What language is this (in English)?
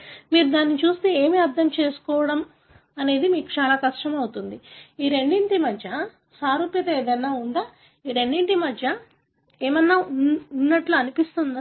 Telugu